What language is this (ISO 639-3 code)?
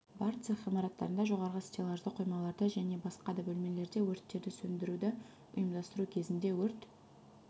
kaz